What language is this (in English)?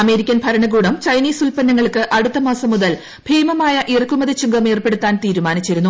Malayalam